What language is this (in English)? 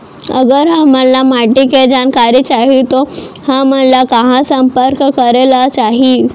Chhattisgarhi